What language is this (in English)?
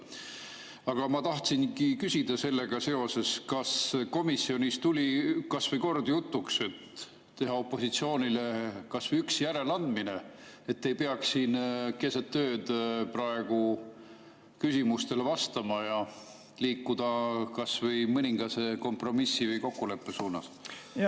Estonian